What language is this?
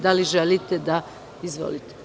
Serbian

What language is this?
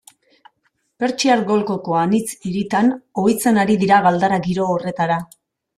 Basque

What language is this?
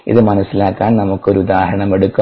Malayalam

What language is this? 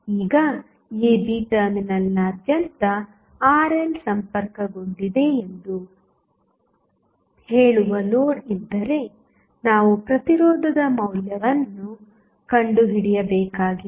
Kannada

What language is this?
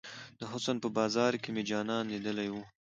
Pashto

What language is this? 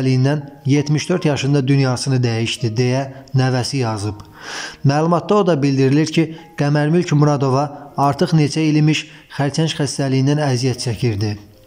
Turkish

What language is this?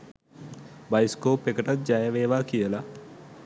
Sinhala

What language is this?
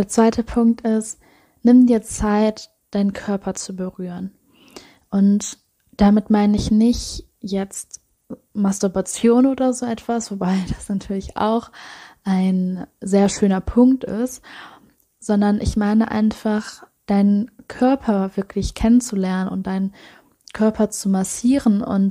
German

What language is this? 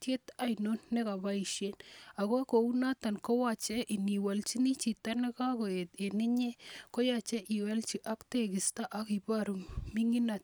Kalenjin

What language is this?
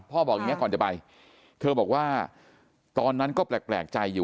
Thai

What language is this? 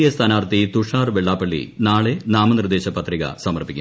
Malayalam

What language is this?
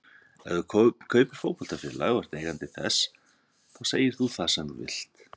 Icelandic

